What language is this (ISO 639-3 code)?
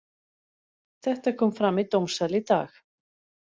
isl